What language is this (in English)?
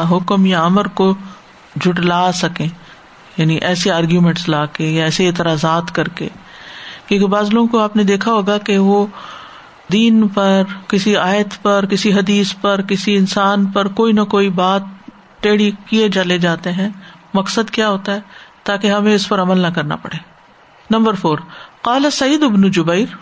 Urdu